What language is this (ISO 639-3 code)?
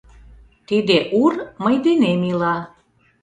chm